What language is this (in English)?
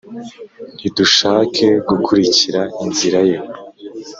Kinyarwanda